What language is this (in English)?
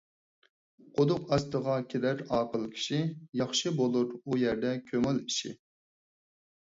Uyghur